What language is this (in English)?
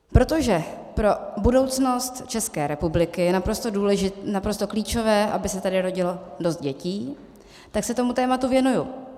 Czech